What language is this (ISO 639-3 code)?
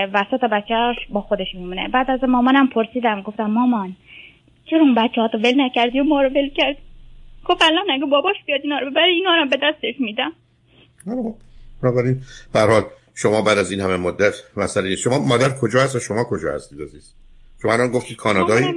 fas